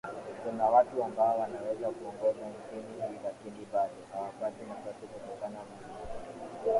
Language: Swahili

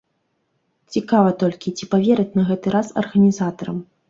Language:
Belarusian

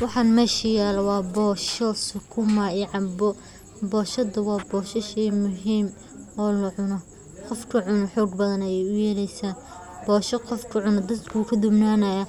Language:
Somali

